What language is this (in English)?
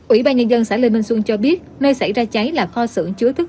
Vietnamese